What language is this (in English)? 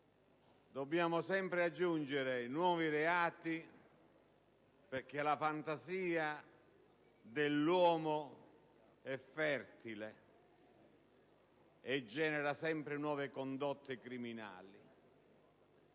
Italian